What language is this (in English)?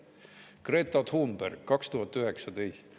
Estonian